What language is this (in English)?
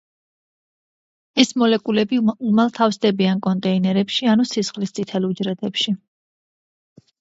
Georgian